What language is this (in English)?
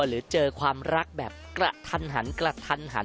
Thai